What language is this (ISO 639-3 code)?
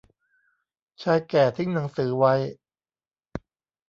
tha